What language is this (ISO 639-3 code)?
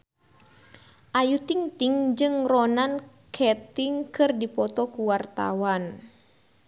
sun